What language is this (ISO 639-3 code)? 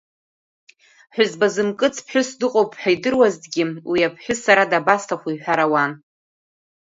abk